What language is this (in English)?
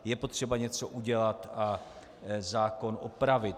Czech